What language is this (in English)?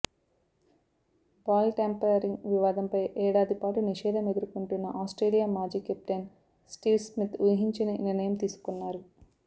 Telugu